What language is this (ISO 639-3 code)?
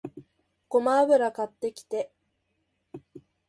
jpn